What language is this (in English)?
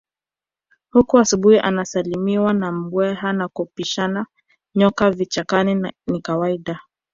Swahili